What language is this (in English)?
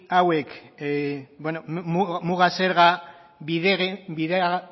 Basque